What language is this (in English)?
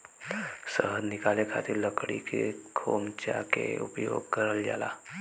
Bhojpuri